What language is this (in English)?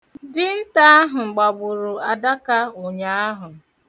Igbo